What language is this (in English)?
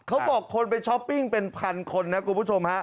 Thai